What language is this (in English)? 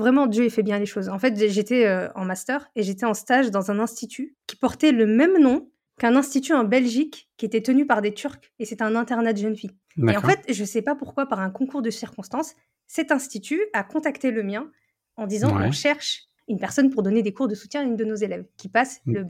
French